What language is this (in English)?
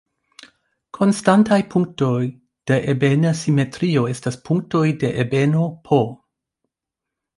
Esperanto